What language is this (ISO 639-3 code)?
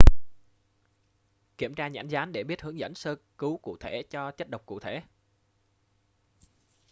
vie